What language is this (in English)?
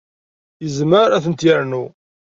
Kabyle